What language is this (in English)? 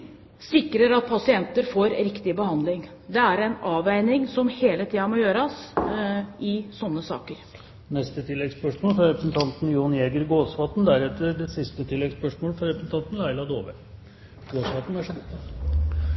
Norwegian Bokmål